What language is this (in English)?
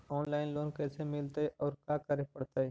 Magahi